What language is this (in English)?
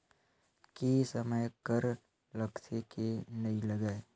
Chhattisgarhi